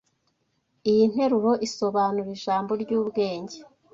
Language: Kinyarwanda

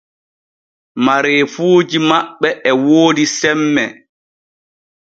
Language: Borgu Fulfulde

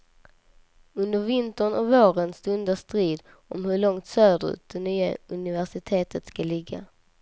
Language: Swedish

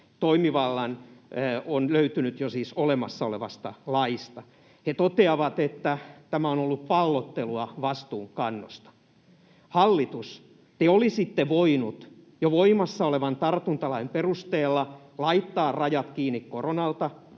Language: Finnish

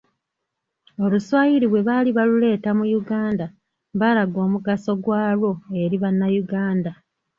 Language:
Ganda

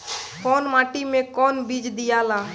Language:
Bhojpuri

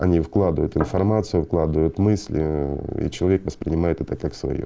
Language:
Russian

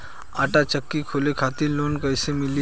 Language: Bhojpuri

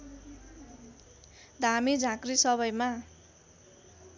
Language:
Nepali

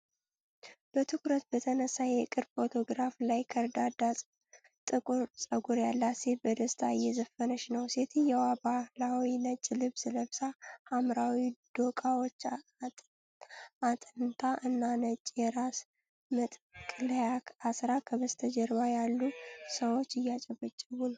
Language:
Amharic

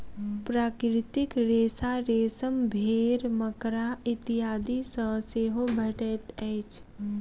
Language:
Maithili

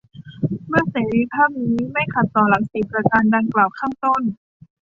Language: Thai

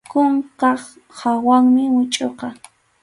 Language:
Arequipa-La Unión Quechua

